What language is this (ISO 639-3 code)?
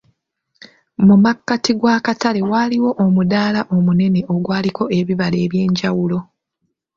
lug